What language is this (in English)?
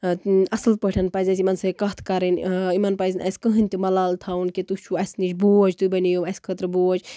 Kashmiri